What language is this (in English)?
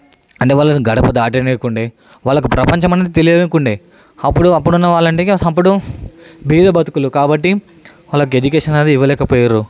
Telugu